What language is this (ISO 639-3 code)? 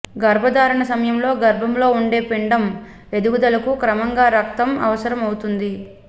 tel